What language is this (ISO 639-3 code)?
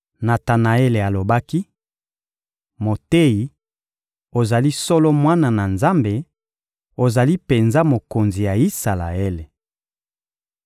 lin